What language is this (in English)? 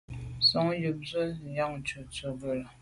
Medumba